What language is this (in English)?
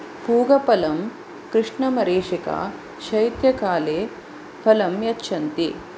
Sanskrit